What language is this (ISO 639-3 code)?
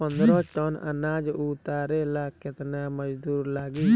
bho